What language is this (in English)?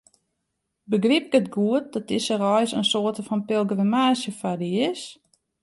Western Frisian